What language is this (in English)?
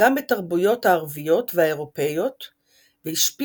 Hebrew